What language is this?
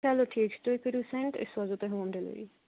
Kashmiri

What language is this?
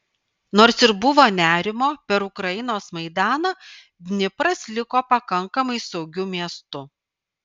Lithuanian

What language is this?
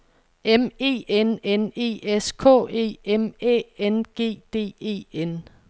Danish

